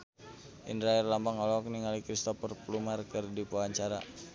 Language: Sundanese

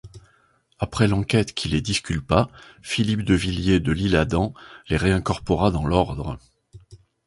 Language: French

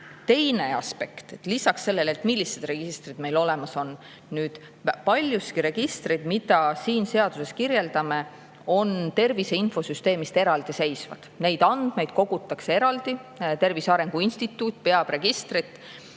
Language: Estonian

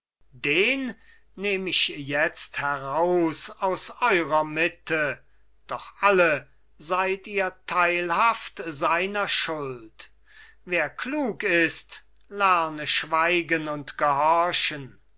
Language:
German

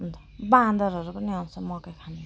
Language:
Nepali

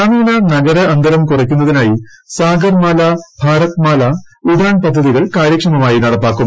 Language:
Malayalam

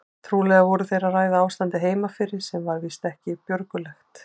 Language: Icelandic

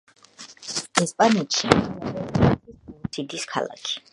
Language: Georgian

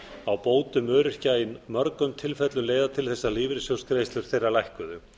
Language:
Icelandic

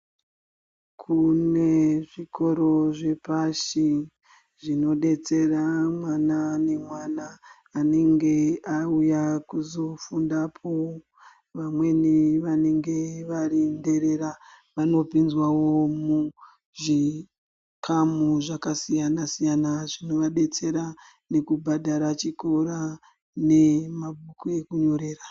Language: Ndau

